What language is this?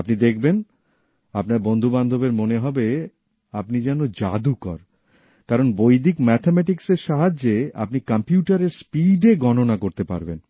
Bangla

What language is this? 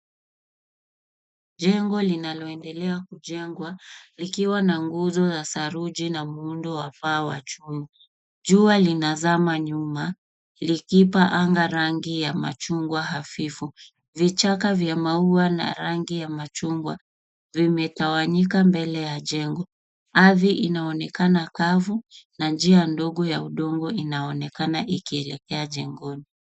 Swahili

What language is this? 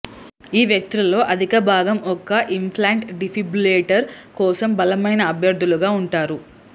Telugu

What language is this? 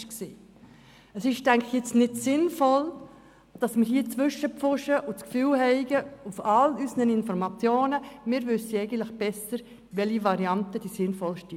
Swiss German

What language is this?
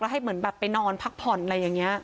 Thai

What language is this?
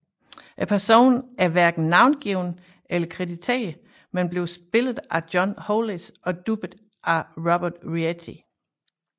Danish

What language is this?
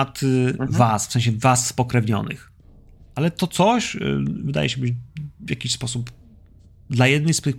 Polish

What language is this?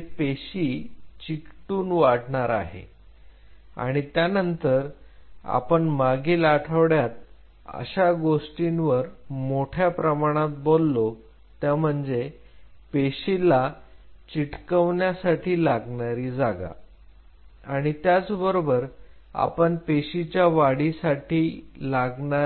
Marathi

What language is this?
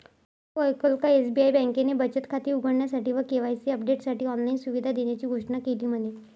Marathi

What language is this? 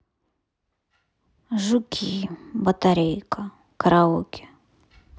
Russian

